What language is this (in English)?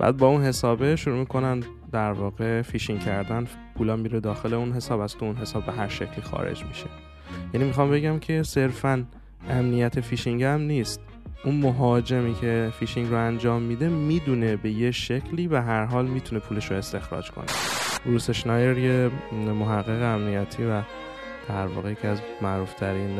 Persian